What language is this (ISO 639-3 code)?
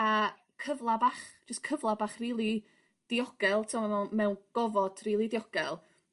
cym